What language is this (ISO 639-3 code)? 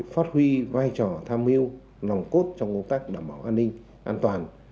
vie